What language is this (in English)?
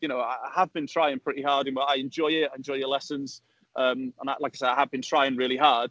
English